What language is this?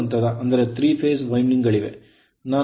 Kannada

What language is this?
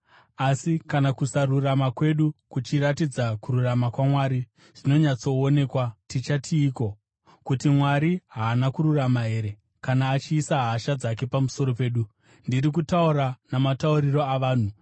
Shona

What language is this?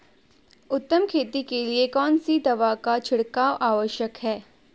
Hindi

